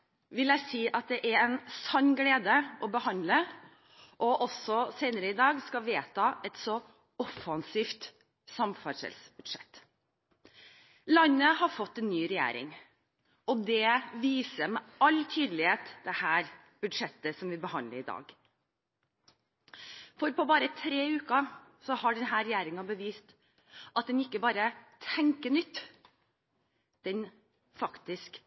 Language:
Norwegian Bokmål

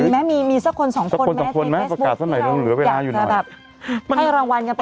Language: Thai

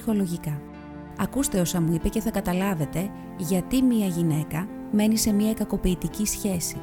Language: Greek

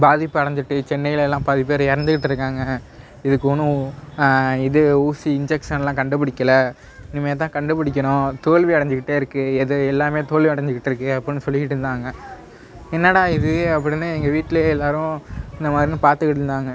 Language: Tamil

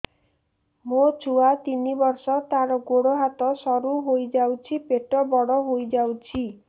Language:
Odia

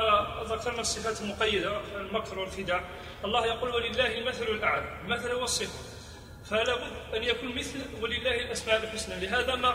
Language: Arabic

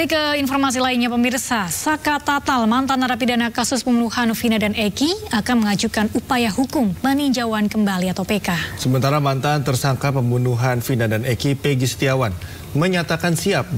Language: Indonesian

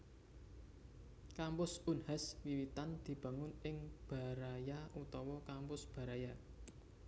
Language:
Javanese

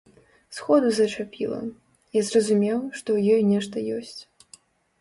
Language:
Belarusian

